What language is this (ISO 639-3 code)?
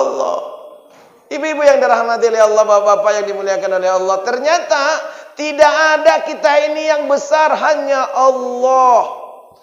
ind